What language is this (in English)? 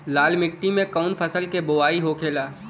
Bhojpuri